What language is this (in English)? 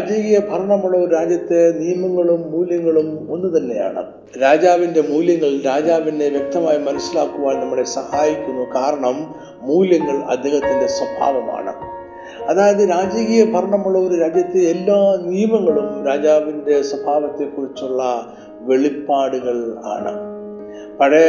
Malayalam